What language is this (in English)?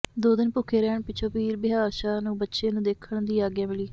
Punjabi